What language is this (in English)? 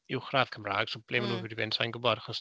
Welsh